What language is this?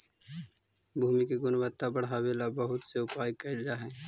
Magahi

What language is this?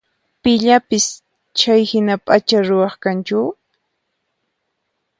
Puno Quechua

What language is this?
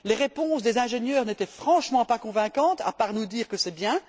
French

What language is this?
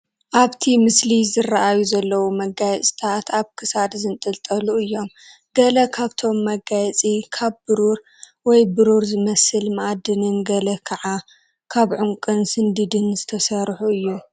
Tigrinya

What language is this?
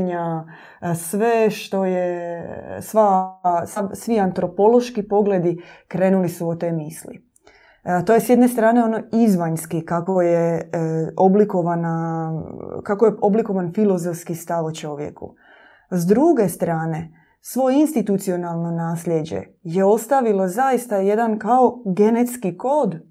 Croatian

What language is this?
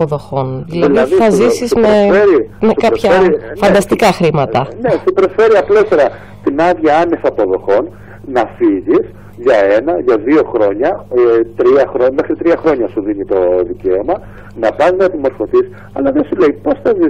Greek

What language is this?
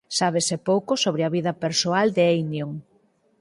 Galician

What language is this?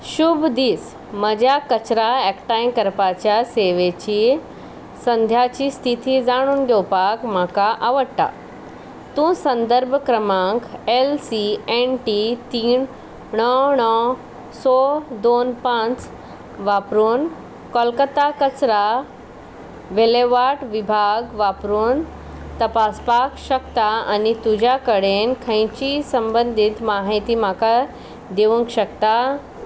Konkani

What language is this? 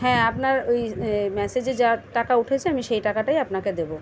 Bangla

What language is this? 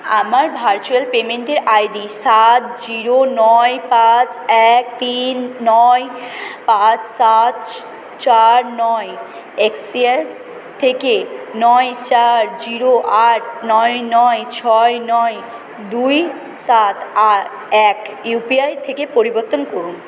Bangla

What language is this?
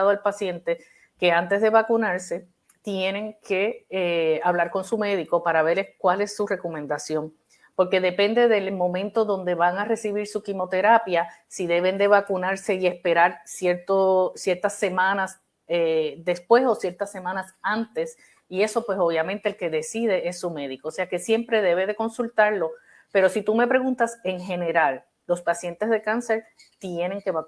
Spanish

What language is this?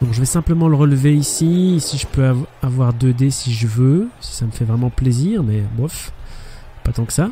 French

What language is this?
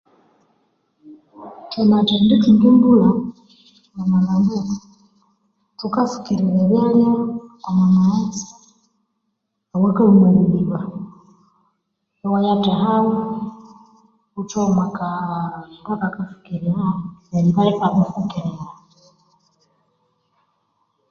Konzo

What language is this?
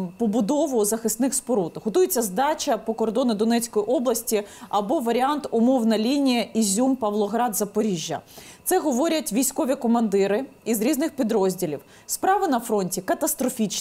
Ukrainian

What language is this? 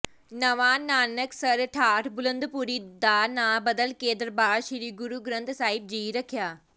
Punjabi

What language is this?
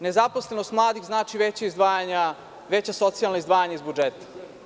Serbian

